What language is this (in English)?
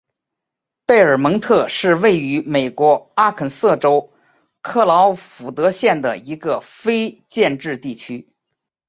Chinese